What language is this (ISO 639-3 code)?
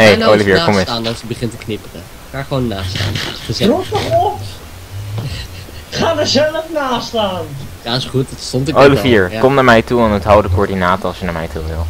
nld